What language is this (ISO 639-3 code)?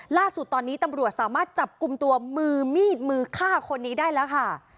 tha